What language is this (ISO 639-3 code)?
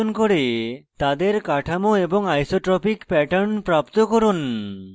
ben